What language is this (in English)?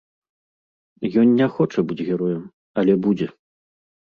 Belarusian